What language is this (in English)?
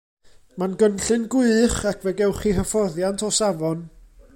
Welsh